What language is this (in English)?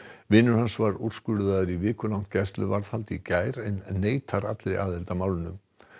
Icelandic